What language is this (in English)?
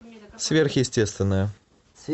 Russian